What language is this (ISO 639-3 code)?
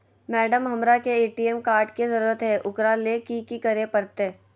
mag